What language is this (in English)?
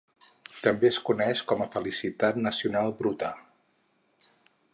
Catalan